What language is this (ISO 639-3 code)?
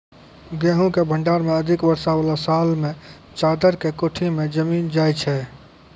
mai